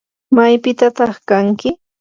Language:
Yanahuanca Pasco Quechua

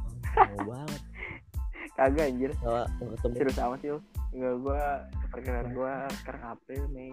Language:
Indonesian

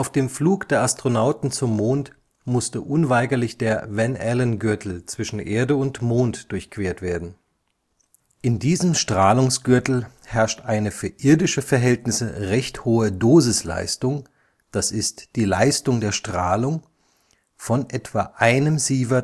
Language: German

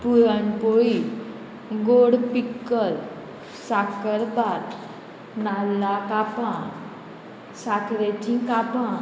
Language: Konkani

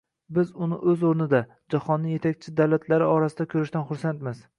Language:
Uzbek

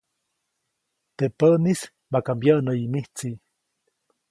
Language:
Copainalá Zoque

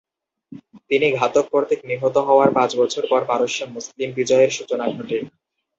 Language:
Bangla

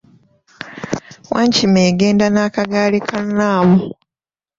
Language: Ganda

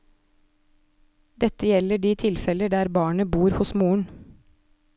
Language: Norwegian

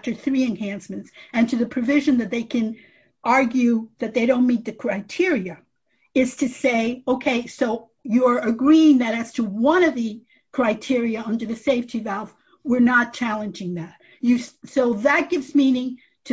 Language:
English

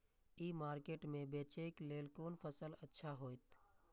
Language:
Maithili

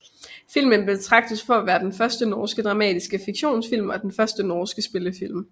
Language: Danish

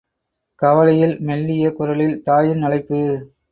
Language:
Tamil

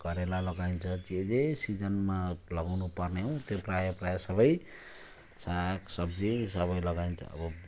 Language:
Nepali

